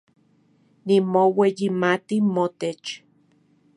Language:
Central Puebla Nahuatl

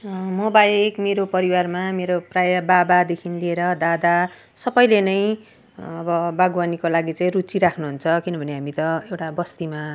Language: Nepali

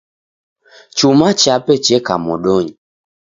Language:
Taita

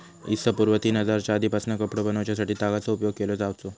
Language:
Marathi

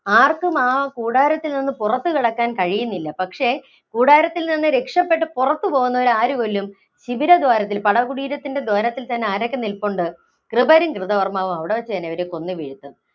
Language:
Malayalam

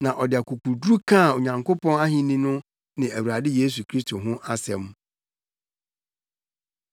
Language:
Akan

